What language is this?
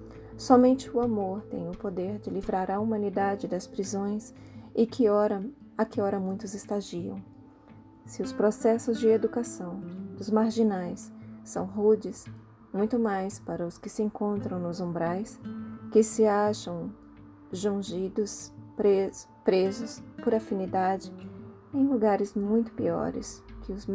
Portuguese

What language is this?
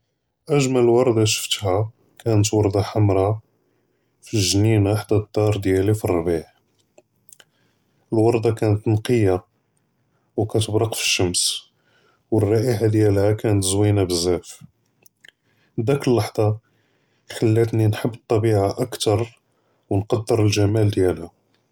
Judeo-Arabic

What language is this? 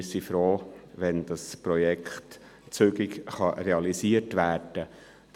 Swiss German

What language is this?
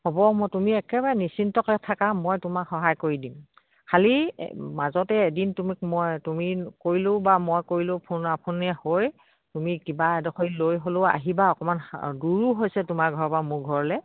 Assamese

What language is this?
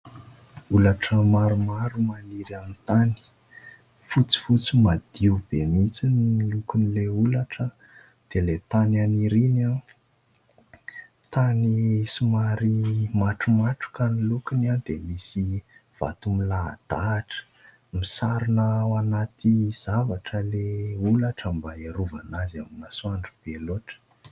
Malagasy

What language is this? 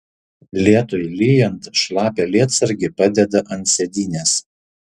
Lithuanian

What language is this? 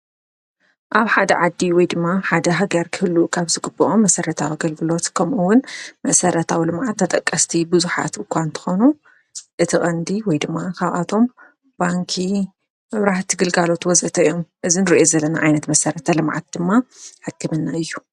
Tigrinya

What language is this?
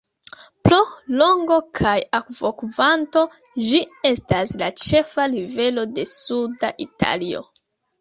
Esperanto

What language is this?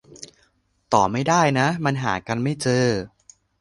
Thai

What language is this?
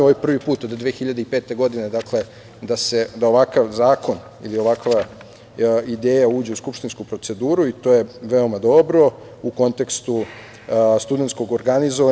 Serbian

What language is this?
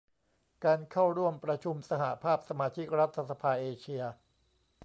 Thai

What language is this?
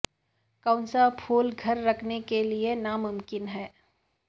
Urdu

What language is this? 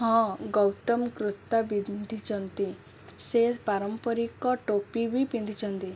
Odia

